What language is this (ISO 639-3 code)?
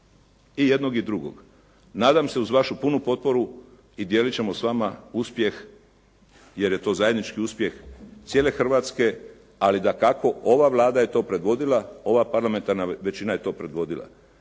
hrv